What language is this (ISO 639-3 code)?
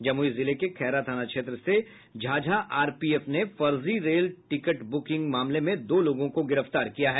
hin